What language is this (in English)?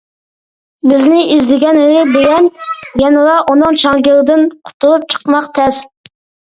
Uyghur